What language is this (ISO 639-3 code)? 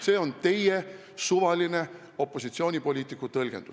est